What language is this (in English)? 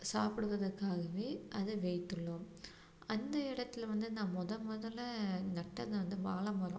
Tamil